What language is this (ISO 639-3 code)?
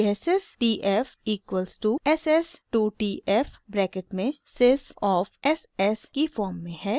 hin